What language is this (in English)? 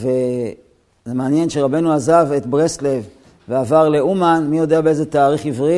Hebrew